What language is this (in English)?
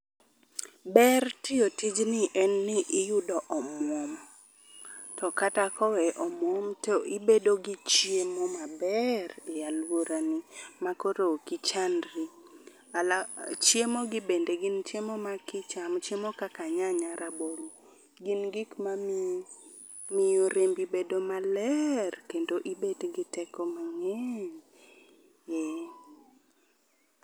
Luo (Kenya and Tanzania)